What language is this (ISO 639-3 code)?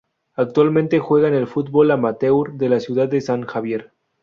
spa